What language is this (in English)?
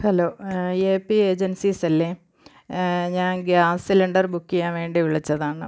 Malayalam